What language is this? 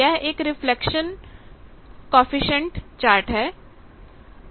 Hindi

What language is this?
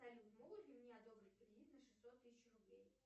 Russian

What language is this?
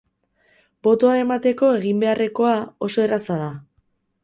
Basque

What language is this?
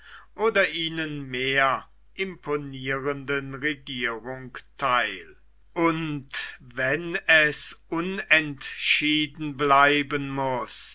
German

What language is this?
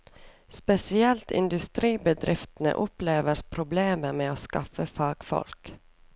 Norwegian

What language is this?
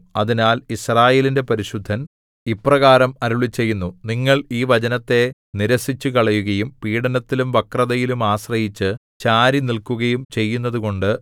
Malayalam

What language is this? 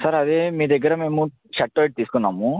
Telugu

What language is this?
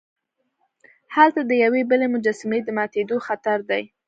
Pashto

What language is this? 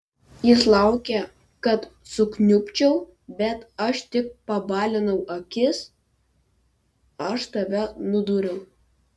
Lithuanian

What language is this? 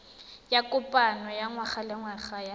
Tswana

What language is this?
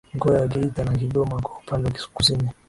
Swahili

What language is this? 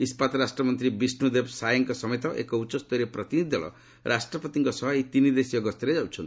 Odia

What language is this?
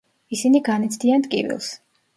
Georgian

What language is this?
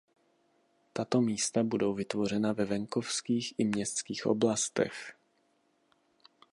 Czech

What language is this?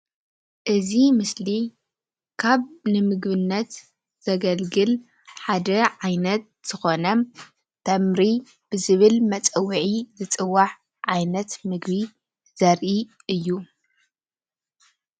Tigrinya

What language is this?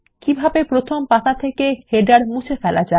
Bangla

